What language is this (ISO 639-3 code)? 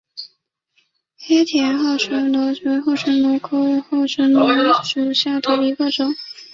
zho